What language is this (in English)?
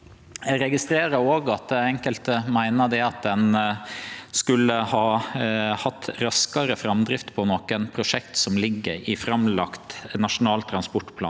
Norwegian